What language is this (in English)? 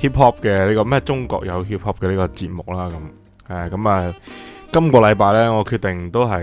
Chinese